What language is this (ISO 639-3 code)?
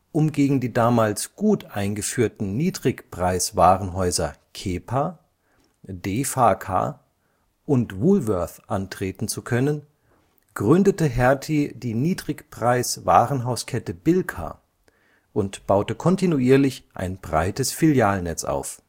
deu